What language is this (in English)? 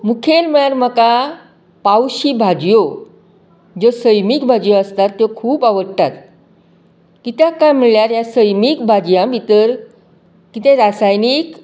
Konkani